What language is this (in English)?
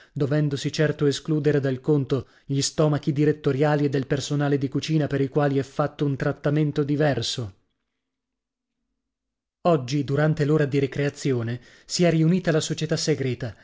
Italian